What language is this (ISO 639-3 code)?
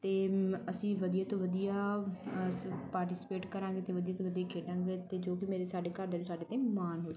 pan